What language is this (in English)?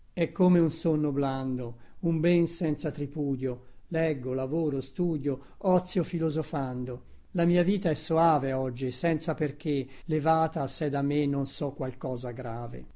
Italian